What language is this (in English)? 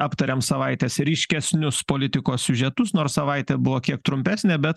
Lithuanian